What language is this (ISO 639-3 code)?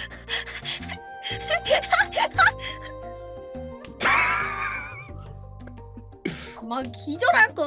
kor